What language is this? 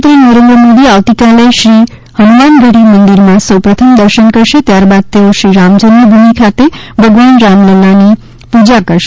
Gujarati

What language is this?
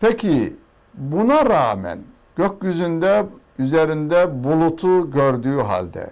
Turkish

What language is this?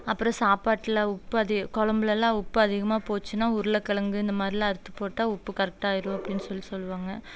Tamil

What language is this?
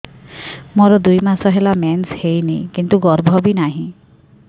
Odia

